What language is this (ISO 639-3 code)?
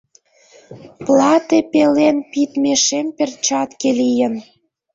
chm